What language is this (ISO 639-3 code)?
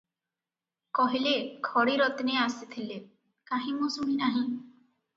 ori